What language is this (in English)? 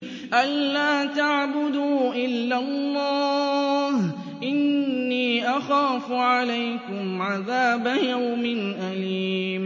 Arabic